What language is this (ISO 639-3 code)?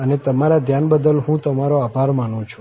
guj